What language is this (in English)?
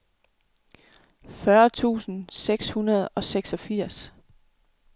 Danish